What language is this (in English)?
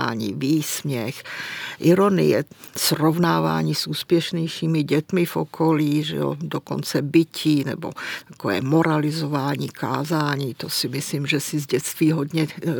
Czech